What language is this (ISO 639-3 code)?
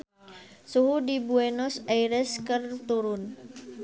sun